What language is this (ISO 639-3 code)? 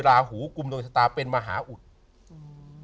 tha